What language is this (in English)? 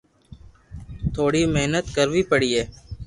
Loarki